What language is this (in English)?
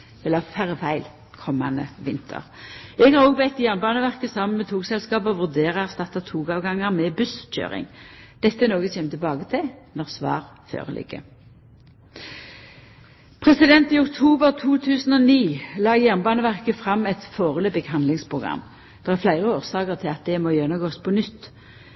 Norwegian Nynorsk